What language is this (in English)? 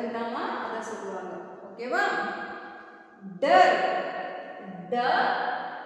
Tamil